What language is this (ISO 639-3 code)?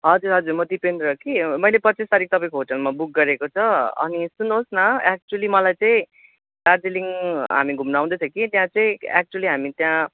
nep